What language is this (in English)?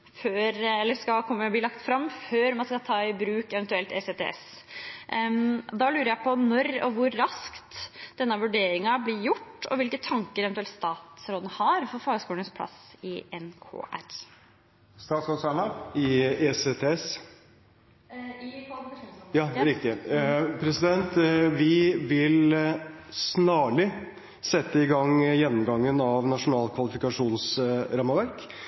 Norwegian